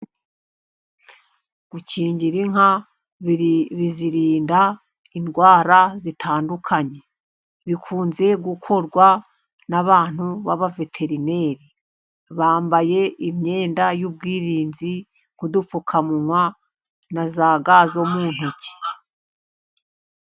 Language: Kinyarwanda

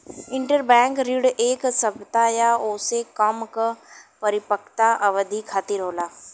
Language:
Bhojpuri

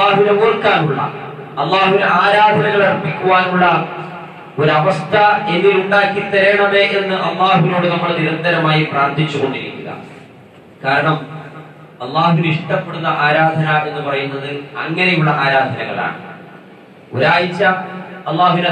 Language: Malayalam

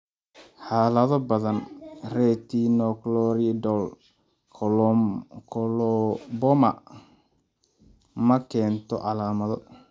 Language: Somali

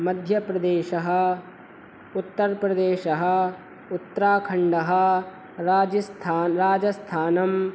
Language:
Sanskrit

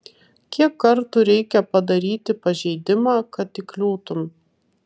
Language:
Lithuanian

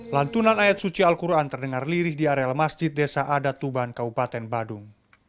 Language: Indonesian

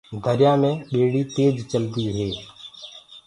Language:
Gurgula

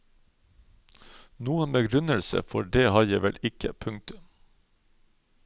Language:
Norwegian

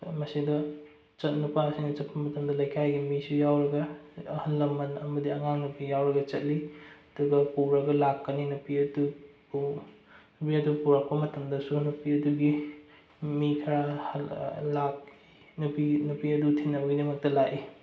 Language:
Manipuri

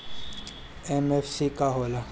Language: Bhojpuri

